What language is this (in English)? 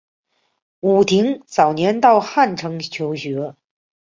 Chinese